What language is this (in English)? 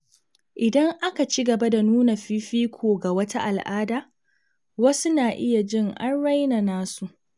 Hausa